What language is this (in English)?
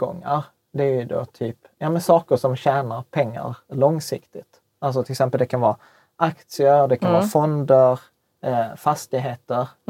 Swedish